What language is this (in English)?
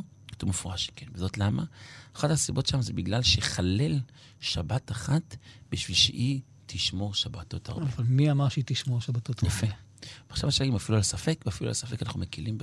Hebrew